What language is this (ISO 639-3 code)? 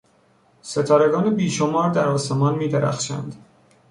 fas